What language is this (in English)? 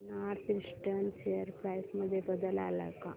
Marathi